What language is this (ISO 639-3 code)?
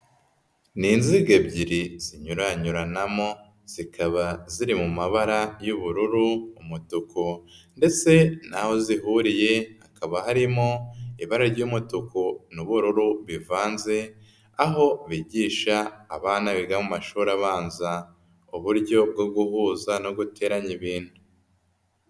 kin